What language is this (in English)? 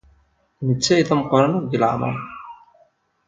Kabyle